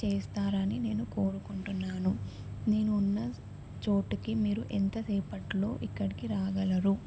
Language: Telugu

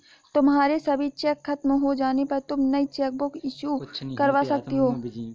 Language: Hindi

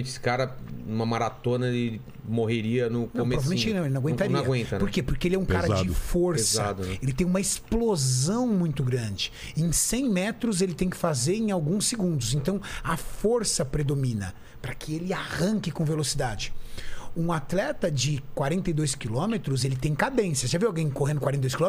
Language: Portuguese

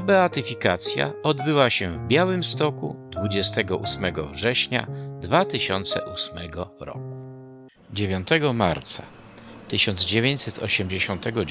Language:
Polish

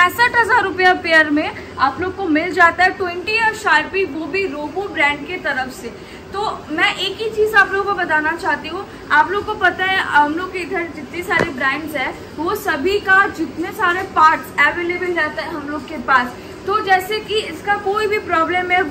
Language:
Hindi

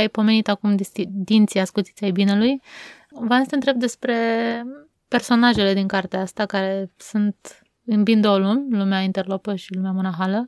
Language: Romanian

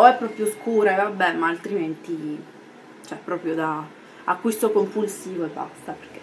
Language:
Italian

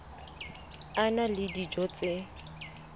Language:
Southern Sotho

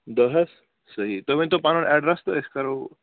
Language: Kashmiri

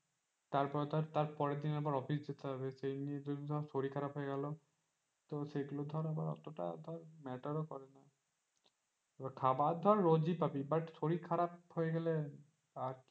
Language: Bangla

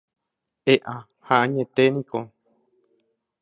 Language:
Guarani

